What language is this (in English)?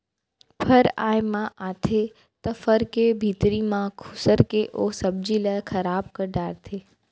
Chhattisgarhi